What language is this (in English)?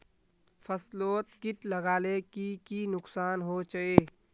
Magahi